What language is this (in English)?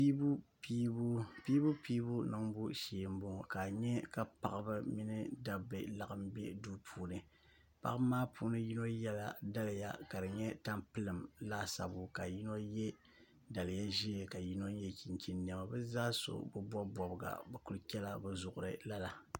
Dagbani